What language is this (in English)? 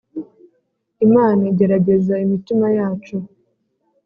Kinyarwanda